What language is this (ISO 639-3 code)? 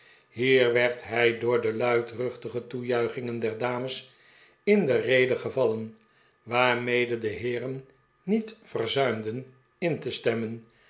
nld